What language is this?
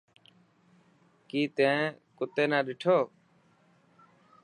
Dhatki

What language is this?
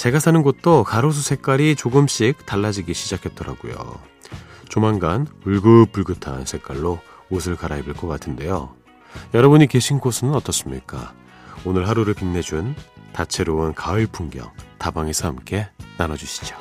Korean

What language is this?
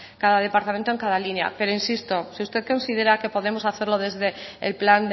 Spanish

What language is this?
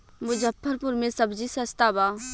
Bhojpuri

